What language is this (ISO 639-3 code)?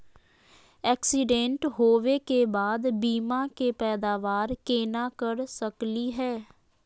mag